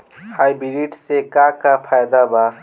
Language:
Bhojpuri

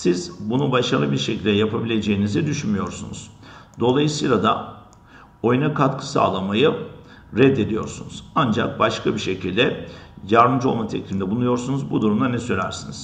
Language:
Turkish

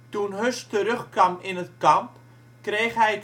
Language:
Dutch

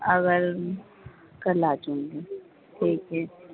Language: Urdu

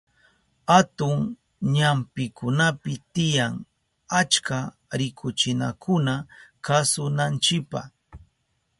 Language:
Southern Pastaza Quechua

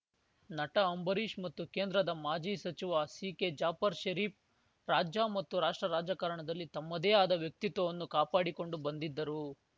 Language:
Kannada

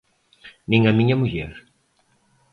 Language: Galician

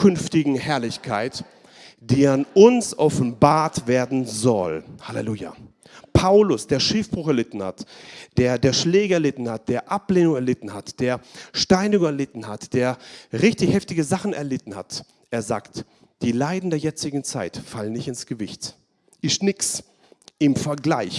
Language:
German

